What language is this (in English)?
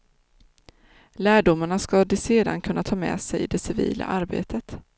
Swedish